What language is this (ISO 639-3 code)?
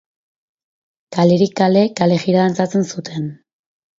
eus